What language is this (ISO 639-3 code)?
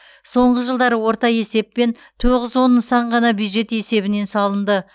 kaz